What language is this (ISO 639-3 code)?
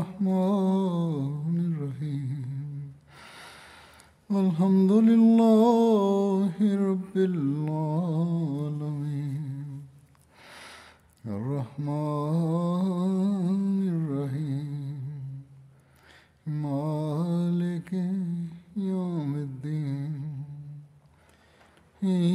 swa